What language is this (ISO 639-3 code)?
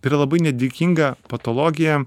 lit